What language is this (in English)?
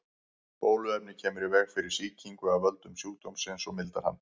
Icelandic